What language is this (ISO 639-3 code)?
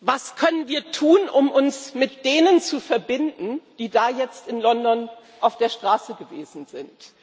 deu